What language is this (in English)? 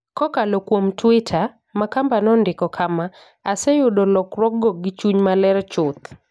Luo (Kenya and Tanzania)